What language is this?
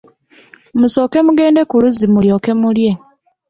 Ganda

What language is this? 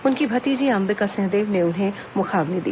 Hindi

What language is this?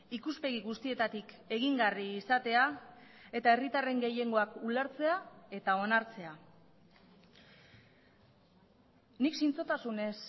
Basque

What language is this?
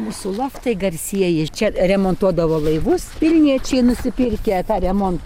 Lithuanian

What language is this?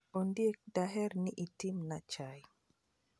Luo (Kenya and Tanzania)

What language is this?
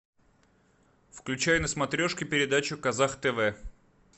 Russian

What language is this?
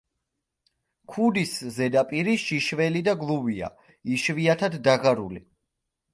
Georgian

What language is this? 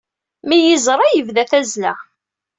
Kabyle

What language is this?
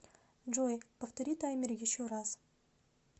Russian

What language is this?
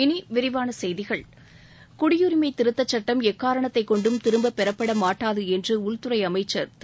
Tamil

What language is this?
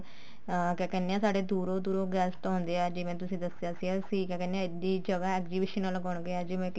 Punjabi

